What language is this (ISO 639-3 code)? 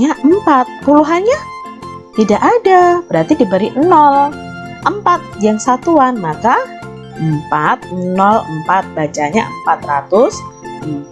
ind